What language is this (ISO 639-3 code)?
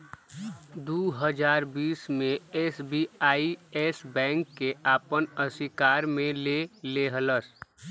bho